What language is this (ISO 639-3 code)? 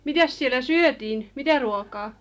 fin